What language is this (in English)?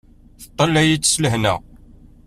Kabyle